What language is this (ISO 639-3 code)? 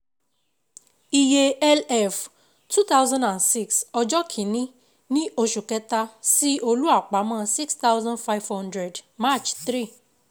yor